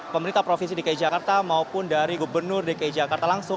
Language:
Indonesian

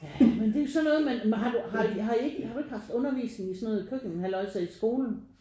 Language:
Danish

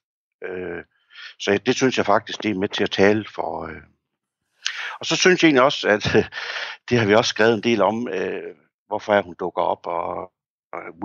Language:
Danish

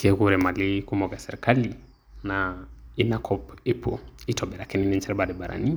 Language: Masai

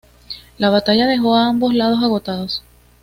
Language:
Spanish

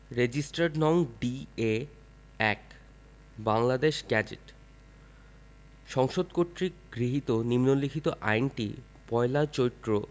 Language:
Bangla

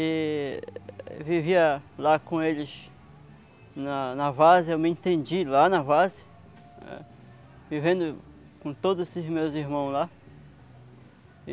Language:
Portuguese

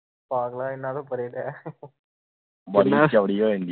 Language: Punjabi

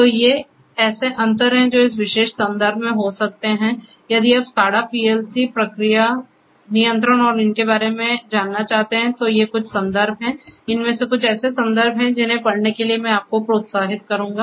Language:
Hindi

